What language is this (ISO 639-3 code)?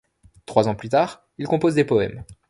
fra